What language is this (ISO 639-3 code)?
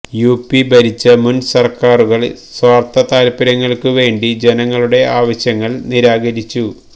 mal